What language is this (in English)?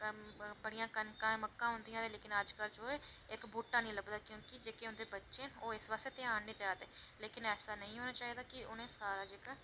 Dogri